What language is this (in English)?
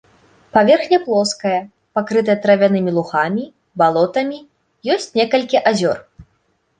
Belarusian